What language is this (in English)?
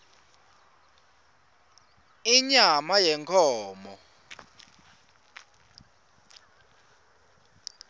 Swati